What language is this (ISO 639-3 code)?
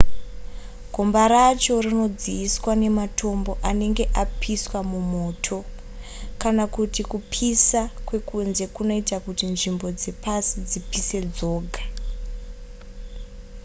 sna